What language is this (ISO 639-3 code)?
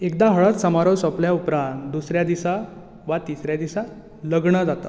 kok